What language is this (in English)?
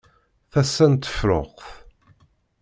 Kabyle